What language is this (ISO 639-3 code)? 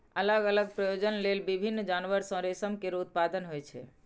mai